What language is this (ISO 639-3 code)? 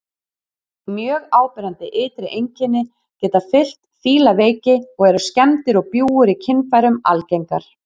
isl